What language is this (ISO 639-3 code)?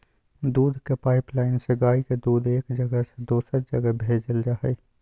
mag